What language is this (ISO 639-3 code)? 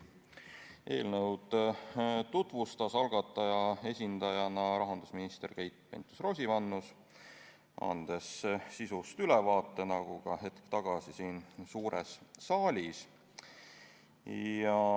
est